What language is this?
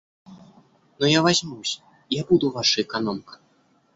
Russian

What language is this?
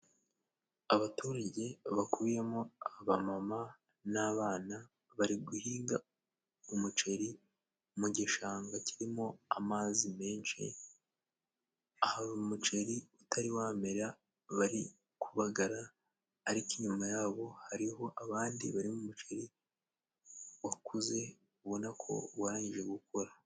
Kinyarwanda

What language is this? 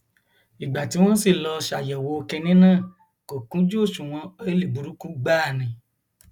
Yoruba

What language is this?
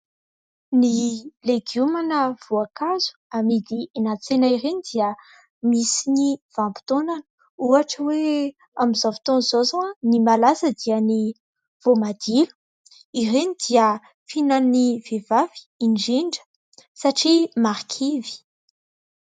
Malagasy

